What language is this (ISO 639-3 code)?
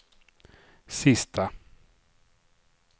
swe